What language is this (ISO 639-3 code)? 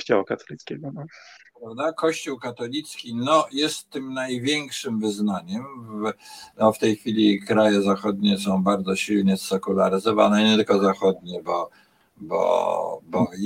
pol